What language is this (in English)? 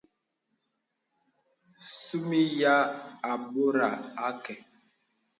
Bebele